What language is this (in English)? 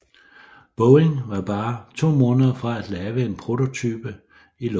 Danish